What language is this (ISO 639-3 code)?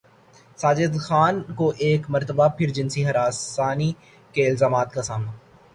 urd